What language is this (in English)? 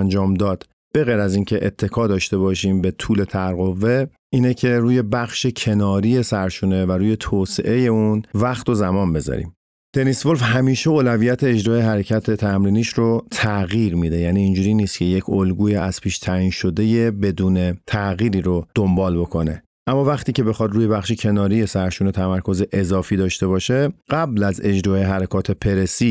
Persian